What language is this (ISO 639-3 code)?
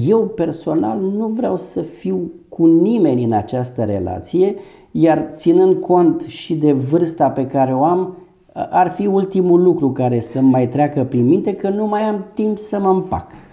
ron